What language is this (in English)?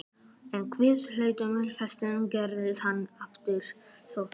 Icelandic